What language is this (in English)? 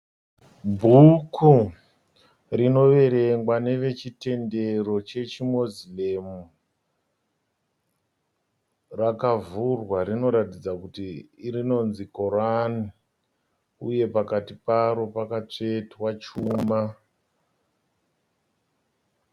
Shona